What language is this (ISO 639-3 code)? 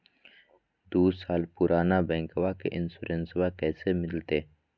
mag